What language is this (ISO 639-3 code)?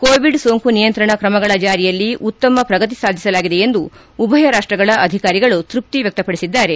kan